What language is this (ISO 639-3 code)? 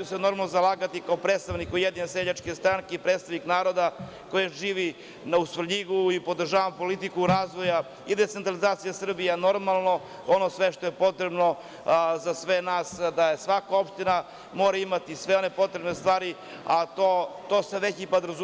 srp